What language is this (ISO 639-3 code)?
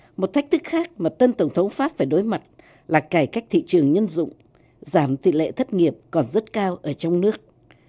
vie